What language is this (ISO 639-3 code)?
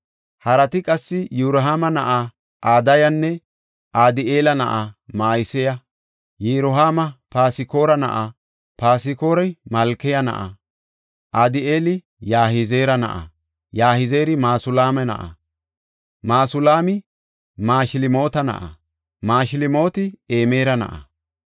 gof